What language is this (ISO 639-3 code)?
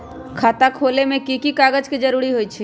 mag